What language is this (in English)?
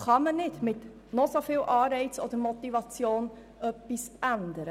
Swiss German